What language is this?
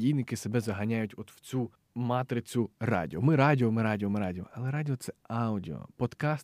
Ukrainian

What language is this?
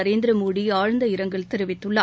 Tamil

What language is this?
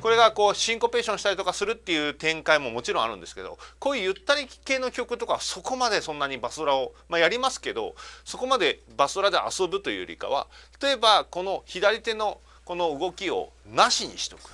Japanese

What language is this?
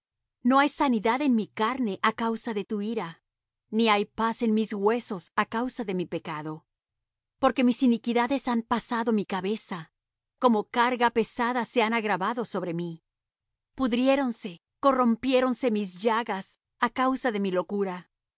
Spanish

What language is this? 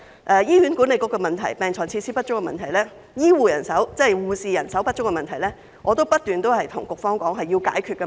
Cantonese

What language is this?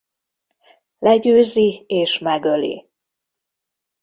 Hungarian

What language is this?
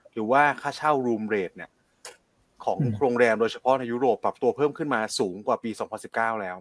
Thai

